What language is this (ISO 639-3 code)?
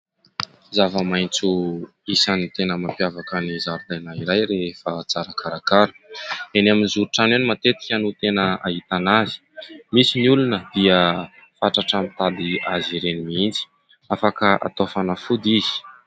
mlg